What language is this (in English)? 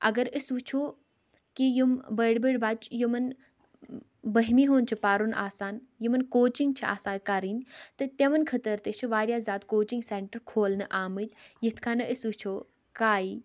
Kashmiri